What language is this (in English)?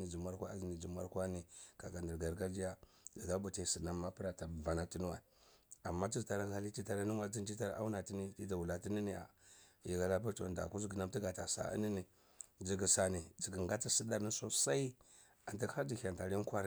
Cibak